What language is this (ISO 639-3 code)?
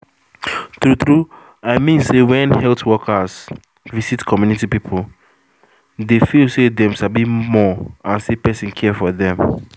pcm